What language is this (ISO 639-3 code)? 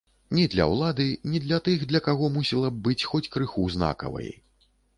bel